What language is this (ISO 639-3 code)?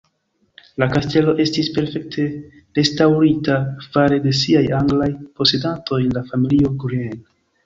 epo